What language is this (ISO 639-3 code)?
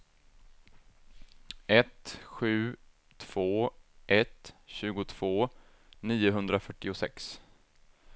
swe